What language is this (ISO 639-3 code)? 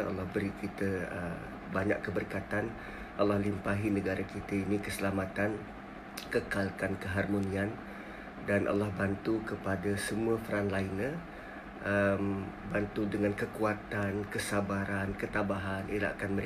msa